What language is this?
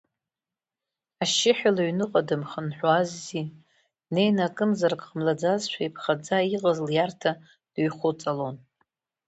Abkhazian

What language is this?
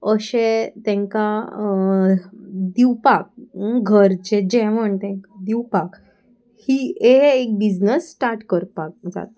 Konkani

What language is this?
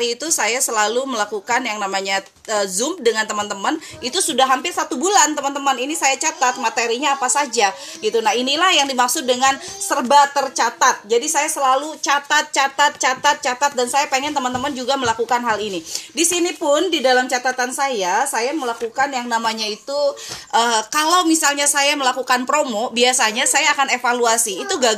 Indonesian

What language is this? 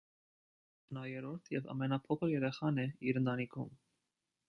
Armenian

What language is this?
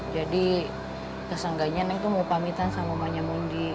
Indonesian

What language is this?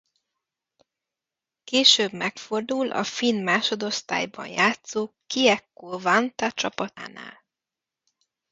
Hungarian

